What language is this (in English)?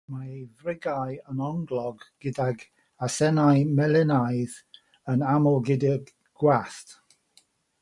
Welsh